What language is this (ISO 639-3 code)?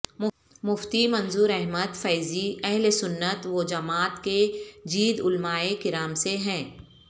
urd